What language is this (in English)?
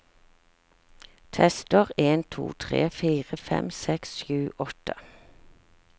Norwegian